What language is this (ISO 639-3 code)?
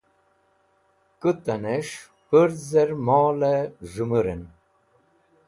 wbl